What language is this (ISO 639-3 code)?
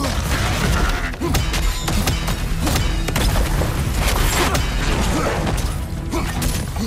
ell